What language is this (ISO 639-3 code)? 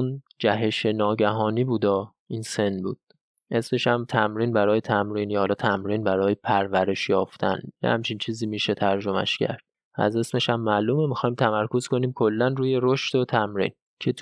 fas